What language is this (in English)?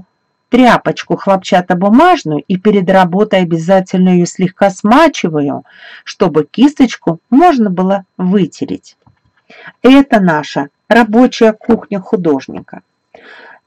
Russian